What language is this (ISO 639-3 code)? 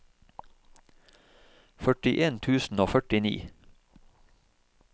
nor